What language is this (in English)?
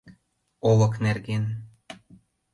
Mari